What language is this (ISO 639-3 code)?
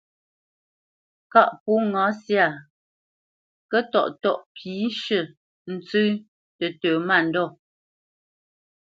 bce